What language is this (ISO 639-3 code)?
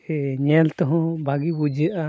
sat